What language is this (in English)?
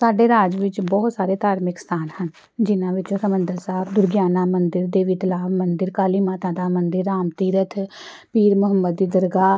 Punjabi